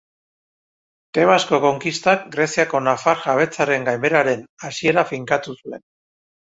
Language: Basque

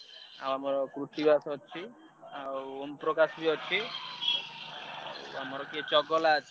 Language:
Odia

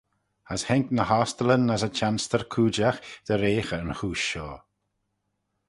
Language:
Manx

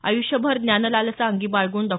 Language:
Marathi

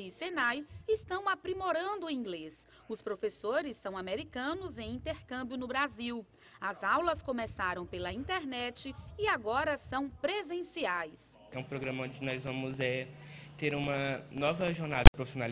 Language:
Portuguese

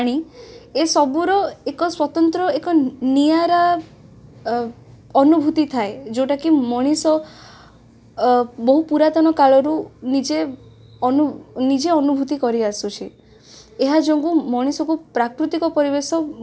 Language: Odia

